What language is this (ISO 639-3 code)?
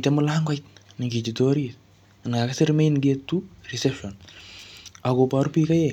kln